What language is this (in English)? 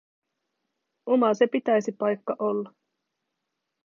Finnish